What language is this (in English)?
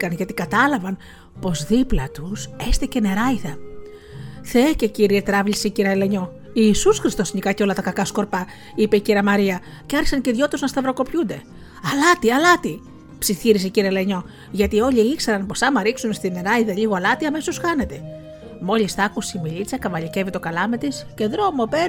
Greek